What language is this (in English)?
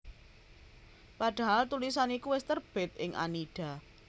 Javanese